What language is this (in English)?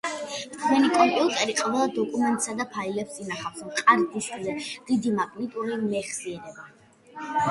Georgian